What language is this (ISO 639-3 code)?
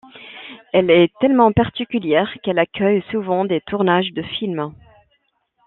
fra